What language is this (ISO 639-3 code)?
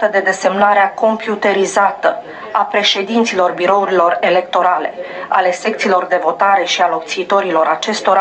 ron